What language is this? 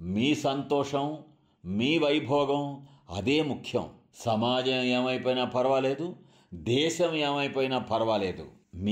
Telugu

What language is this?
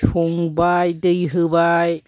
Bodo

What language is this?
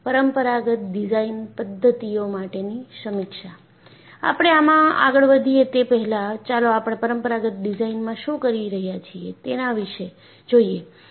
Gujarati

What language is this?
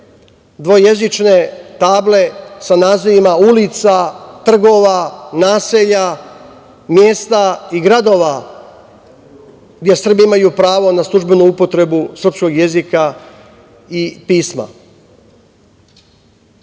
Serbian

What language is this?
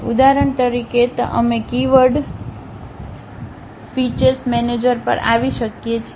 Gujarati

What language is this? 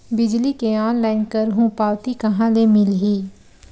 Chhattisgarhi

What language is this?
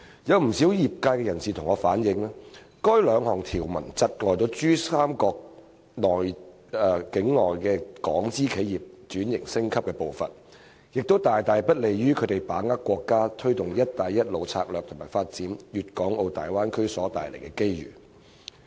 Cantonese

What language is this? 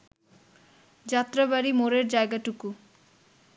Bangla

